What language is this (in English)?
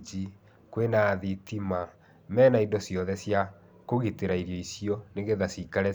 Kikuyu